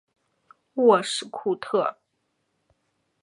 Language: Chinese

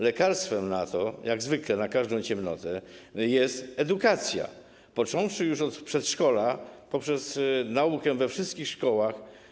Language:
Polish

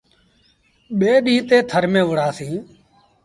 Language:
Sindhi Bhil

